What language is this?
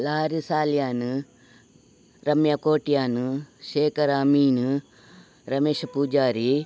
Kannada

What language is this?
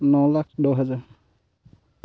Assamese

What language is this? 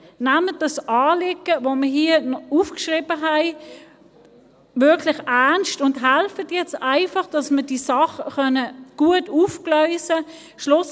Swiss German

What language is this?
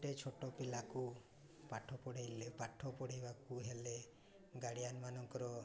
Odia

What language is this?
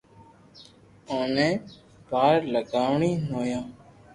Loarki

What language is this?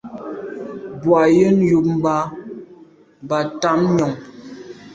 Medumba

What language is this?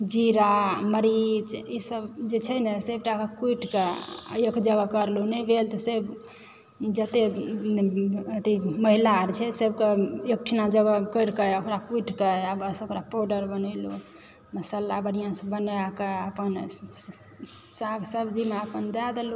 Maithili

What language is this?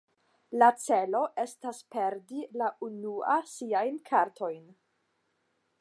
Esperanto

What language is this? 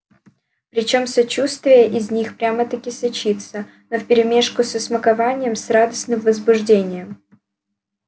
Russian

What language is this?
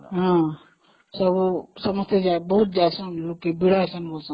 Odia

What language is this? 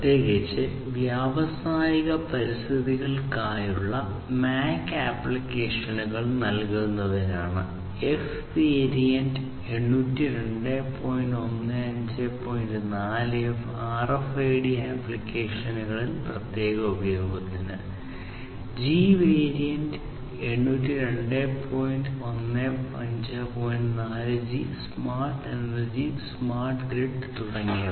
Malayalam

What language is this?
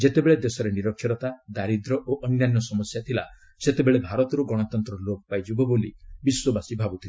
Odia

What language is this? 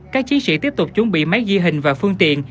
Vietnamese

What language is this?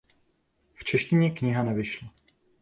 Czech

